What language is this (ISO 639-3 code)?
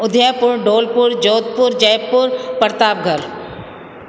snd